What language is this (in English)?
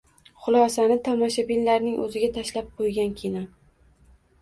Uzbek